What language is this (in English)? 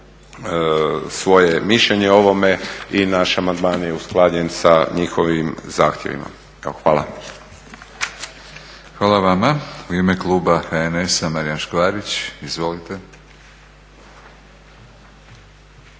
Croatian